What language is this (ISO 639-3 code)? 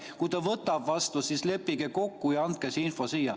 est